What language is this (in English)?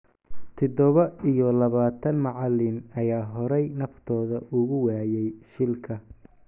Somali